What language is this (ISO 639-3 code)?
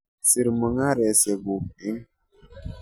kln